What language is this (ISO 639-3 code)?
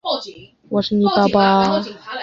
zho